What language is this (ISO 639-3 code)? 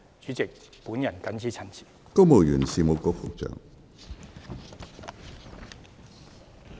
yue